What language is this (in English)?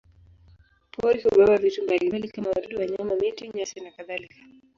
Swahili